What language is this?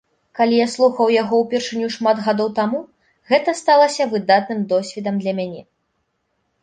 Belarusian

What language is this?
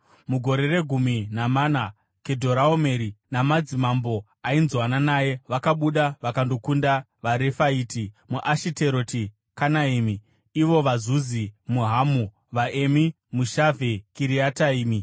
Shona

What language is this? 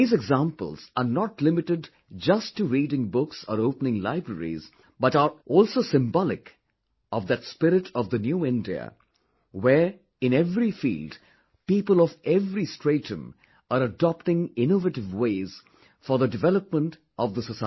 English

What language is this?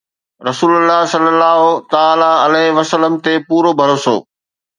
Sindhi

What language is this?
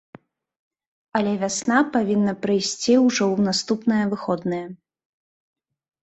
Belarusian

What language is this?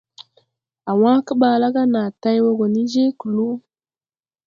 Tupuri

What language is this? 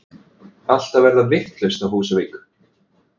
Icelandic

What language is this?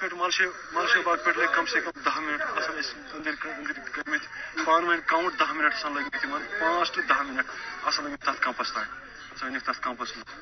Urdu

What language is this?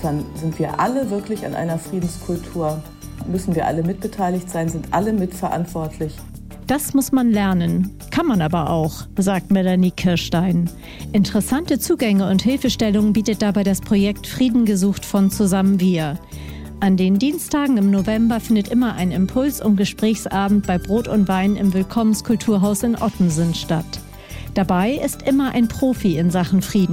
German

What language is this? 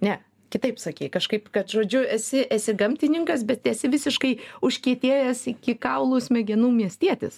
Lithuanian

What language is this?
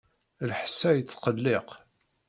Kabyle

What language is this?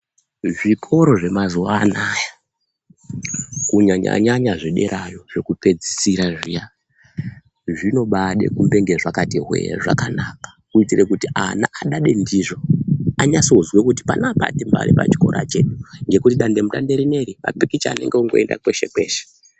Ndau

